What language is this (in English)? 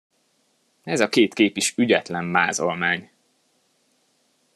Hungarian